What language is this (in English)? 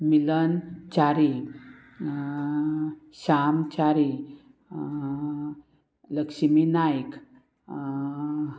Konkani